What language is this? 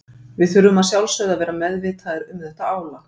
Icelandic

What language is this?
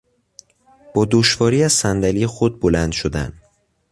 Persian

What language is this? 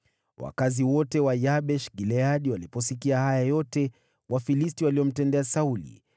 Swahili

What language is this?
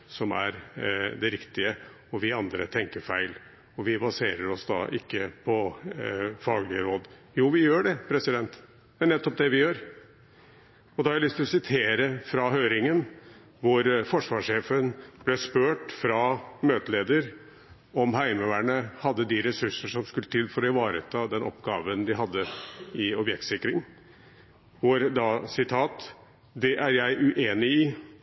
Norwegian Bokmål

